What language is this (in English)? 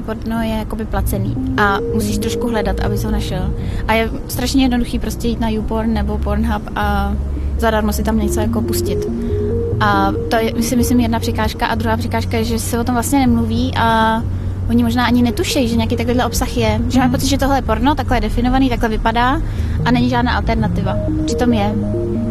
Czech